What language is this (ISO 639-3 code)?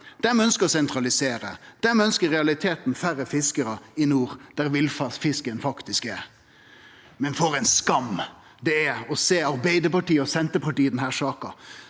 nor